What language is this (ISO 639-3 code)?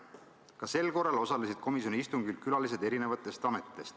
est